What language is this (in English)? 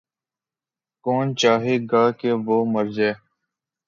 Urdu